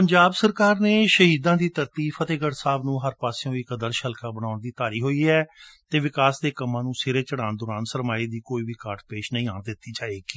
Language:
Punjabi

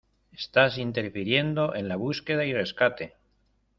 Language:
Spanish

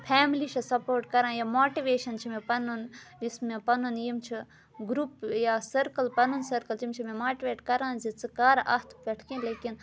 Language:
Kashmiri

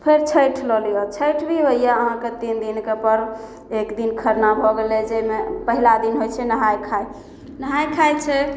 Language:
Maithili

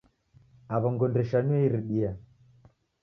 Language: Taita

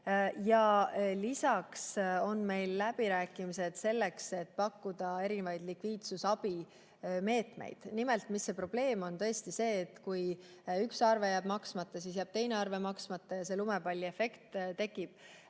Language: Estonian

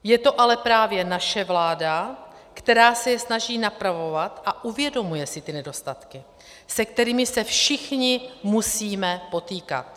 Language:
Czech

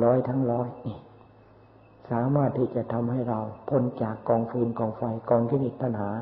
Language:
Thai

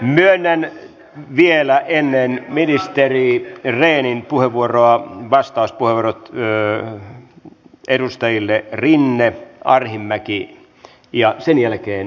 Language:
Finnish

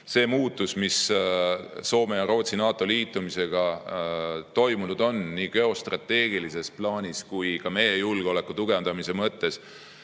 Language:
Estonian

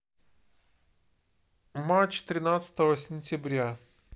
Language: Russian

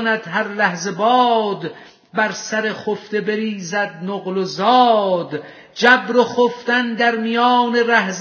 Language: Persian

